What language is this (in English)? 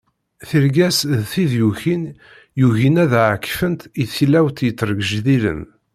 Kabyle